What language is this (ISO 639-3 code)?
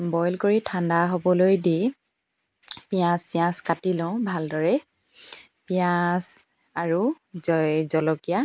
asm